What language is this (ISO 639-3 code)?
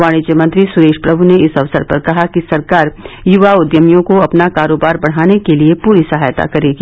hin